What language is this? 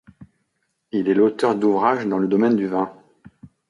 French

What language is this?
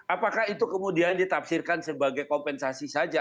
Indonesian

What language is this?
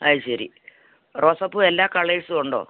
Malayalam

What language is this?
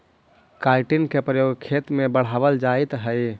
Magahi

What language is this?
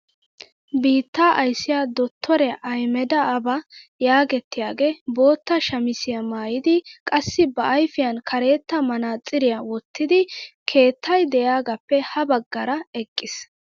Wolaytta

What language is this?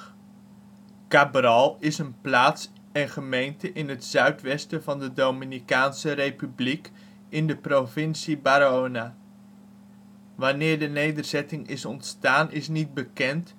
Dutch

